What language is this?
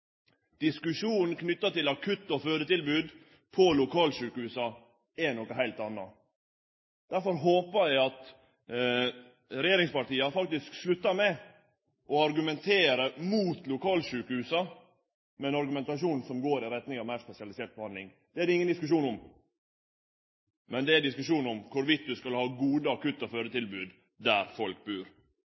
Norwegian Nynorsk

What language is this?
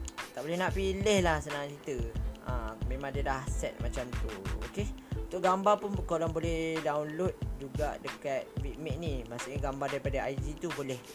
Malay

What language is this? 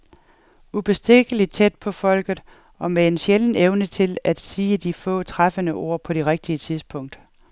Danish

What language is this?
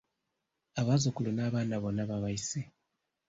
Ganda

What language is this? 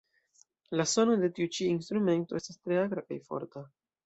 Esperanto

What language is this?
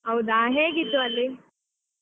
Kannada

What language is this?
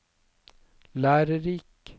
Norwegian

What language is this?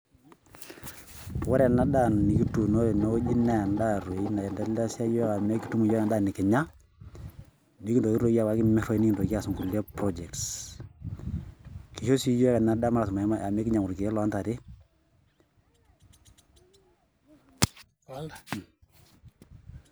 Masai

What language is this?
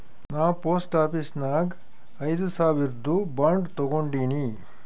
Kannada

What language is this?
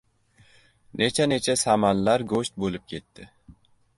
Uzbek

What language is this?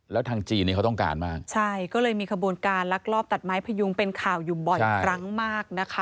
Thai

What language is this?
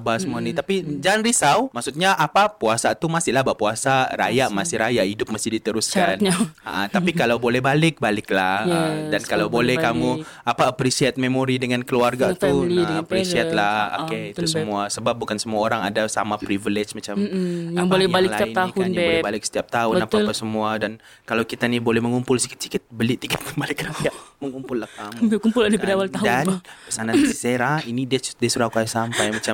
Malay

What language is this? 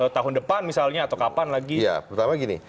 Indonesian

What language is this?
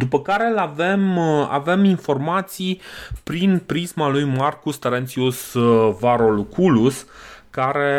Romanian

